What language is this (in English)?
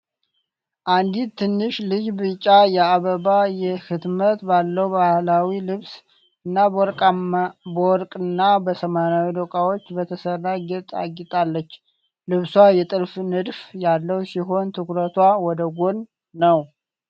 Amharic